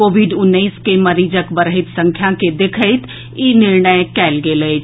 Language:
Maithili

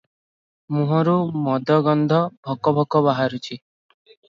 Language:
Odia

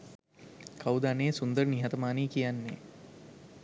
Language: Sinhala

